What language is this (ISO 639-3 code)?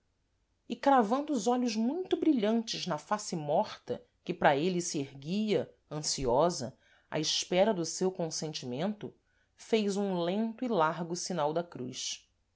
por